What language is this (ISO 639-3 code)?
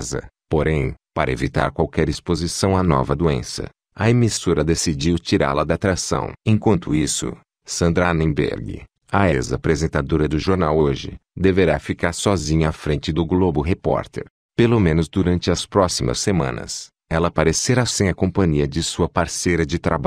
por